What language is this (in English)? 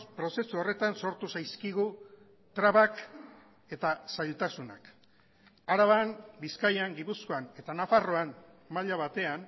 Basque